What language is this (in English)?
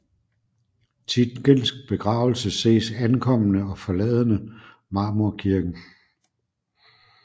Danish